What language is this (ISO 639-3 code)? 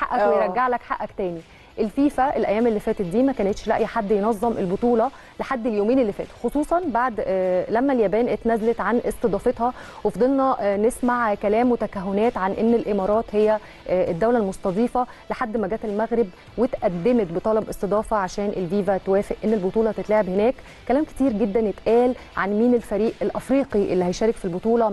ara